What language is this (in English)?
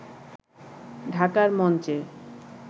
Bangla